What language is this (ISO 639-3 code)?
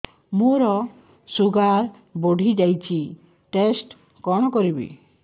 ori